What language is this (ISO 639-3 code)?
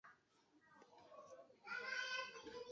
zho